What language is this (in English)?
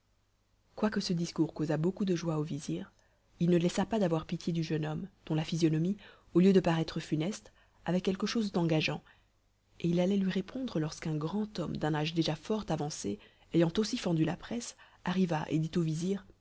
French